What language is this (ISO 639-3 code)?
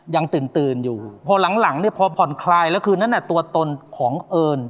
tha